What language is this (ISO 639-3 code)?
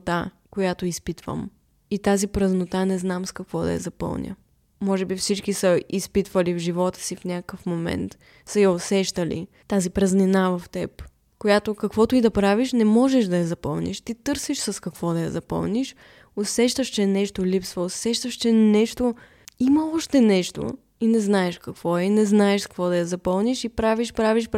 bul